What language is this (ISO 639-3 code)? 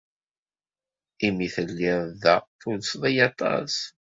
kab